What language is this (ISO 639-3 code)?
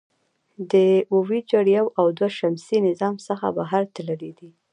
pus